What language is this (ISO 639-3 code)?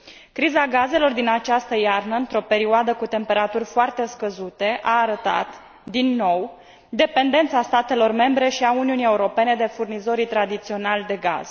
ron